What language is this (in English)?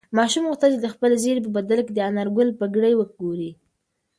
Pashto